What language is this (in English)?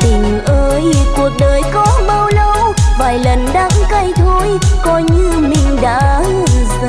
Vietnamese